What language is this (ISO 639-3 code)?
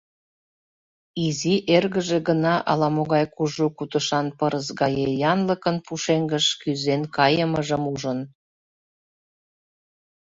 chm